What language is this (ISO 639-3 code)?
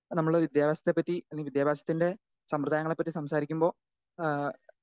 mal